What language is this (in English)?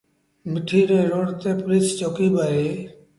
Sindhi Bhil